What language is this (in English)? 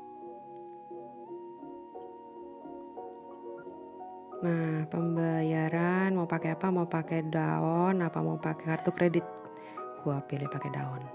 Indonesian